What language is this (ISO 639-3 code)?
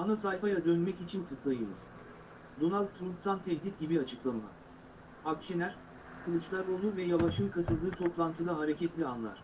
tur